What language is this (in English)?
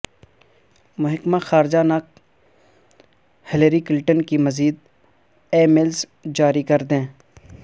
Urdu